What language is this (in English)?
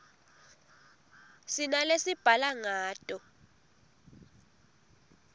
Swati